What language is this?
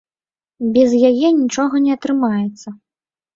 Belarusian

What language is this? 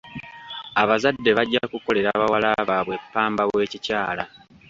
Ganda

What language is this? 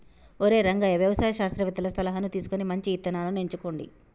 Telugu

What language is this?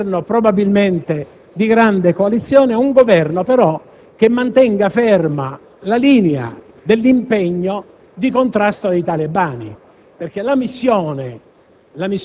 Italian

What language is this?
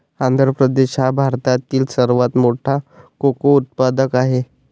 Marathi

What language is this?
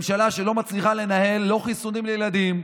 Hebrew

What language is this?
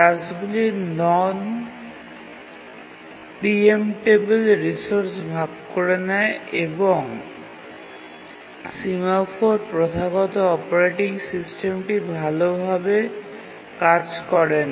Bangla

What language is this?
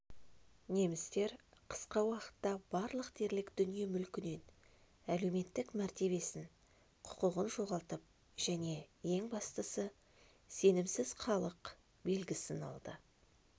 Kazakh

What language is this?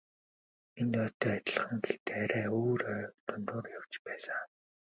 Mongolian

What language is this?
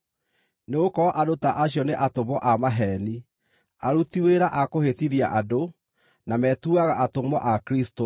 Kikuyu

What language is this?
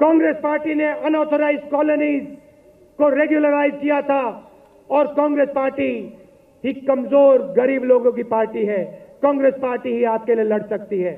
Hindi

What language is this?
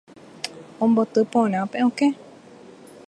Guarani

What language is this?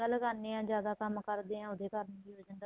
Punjabi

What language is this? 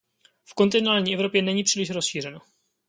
Czech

